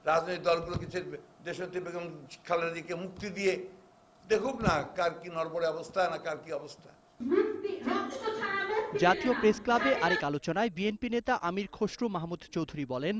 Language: Bangla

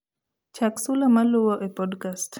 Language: Luo (Kenya and Tanzania)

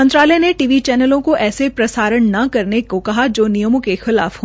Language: Hindi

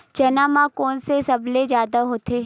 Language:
Chhattisgarhi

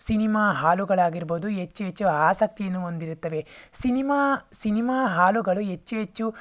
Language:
Kannada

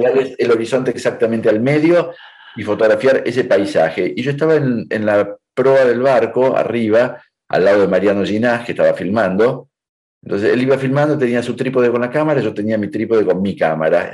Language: Spanish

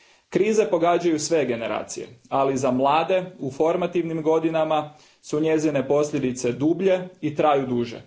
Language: Croatian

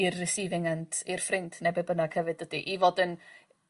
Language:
Welsh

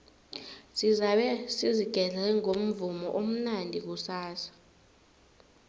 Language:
South Ndebele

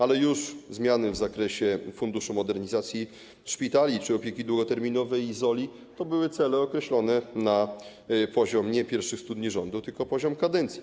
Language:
Polish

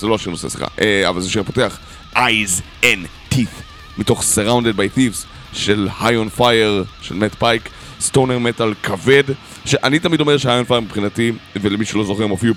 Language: Hebrew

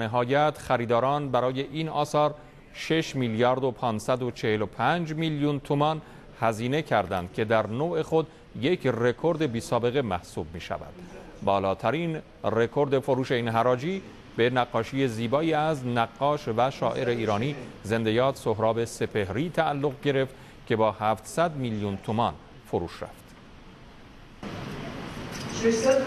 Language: Persian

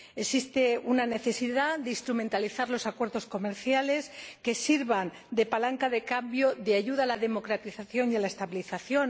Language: Spanish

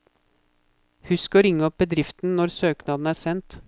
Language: Norwegian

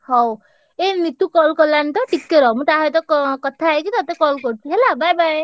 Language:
Odia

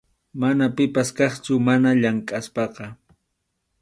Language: Arequipa-La Unión Quechua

